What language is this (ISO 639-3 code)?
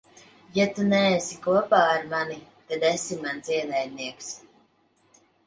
lav